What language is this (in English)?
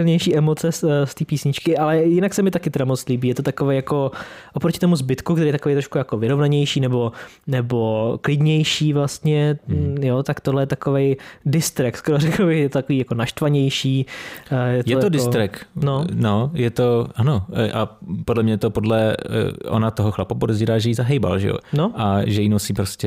Czech